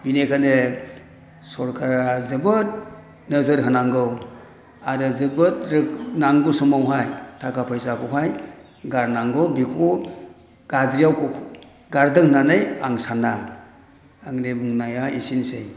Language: Bodo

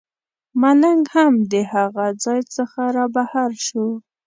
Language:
Pashto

